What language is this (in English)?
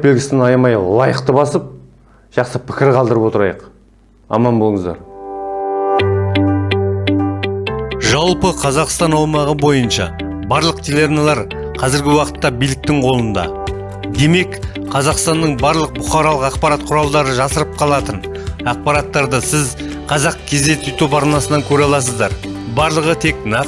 Turkish